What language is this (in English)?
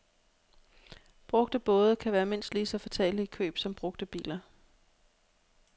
Danish